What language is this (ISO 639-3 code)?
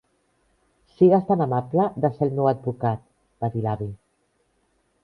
cat